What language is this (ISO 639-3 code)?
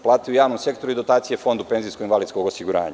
srp